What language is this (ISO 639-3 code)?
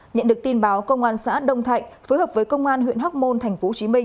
vie